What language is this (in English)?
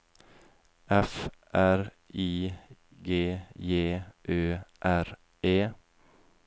Norwegian